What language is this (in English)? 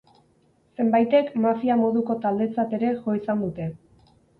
Basque